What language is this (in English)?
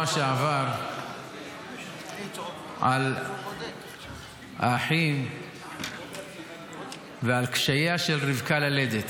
Hebrew